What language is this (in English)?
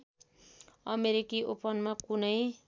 Nepali